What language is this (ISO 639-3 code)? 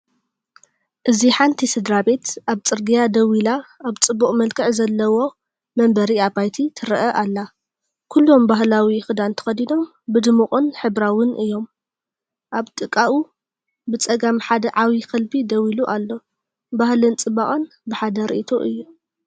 tir